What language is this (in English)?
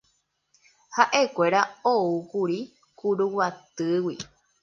Guarani